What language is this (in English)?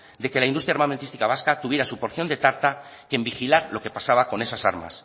Spanish